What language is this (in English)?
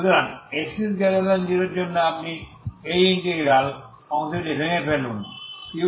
Bangla